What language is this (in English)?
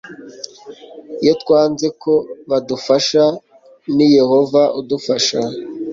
Kinyarwanda